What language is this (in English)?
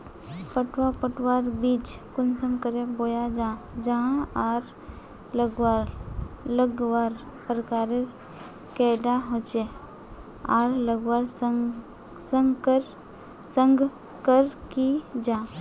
Magahi